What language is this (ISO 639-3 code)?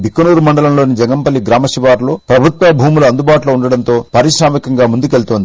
tel